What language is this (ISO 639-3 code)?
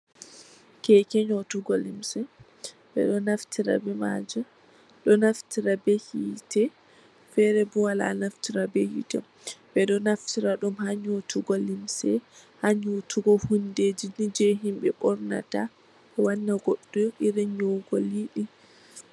ful